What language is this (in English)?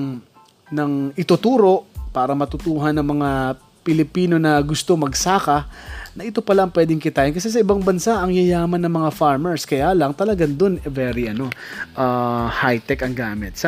Filipino